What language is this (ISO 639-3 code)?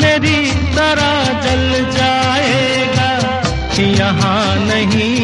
hin